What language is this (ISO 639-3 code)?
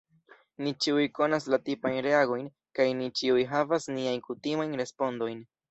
epo